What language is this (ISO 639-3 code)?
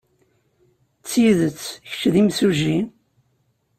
kab